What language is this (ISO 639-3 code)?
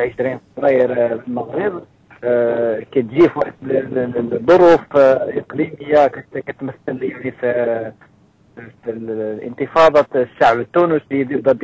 ara